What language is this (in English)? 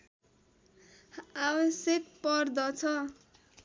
Nepali